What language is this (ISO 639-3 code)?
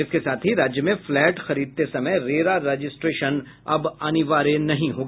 hin